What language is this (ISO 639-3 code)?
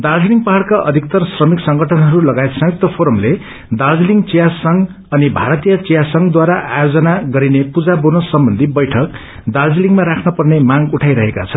nep